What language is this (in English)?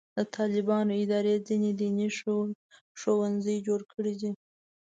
Pashto